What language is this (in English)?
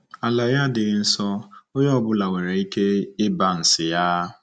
Igbo